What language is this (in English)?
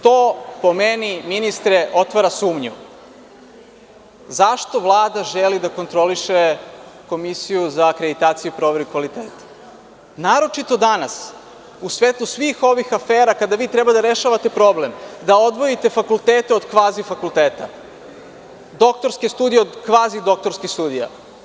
Serbian